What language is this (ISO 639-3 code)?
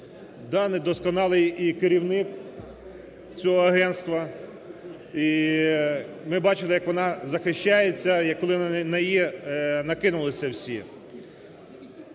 ukr